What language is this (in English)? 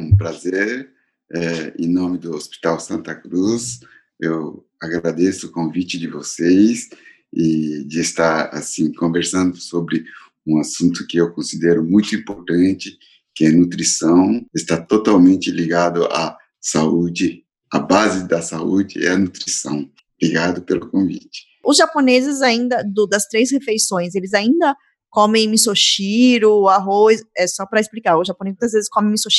Portuguese